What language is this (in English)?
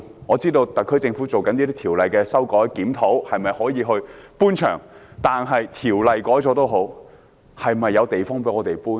Cantonese